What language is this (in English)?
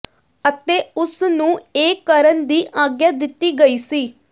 Punjabi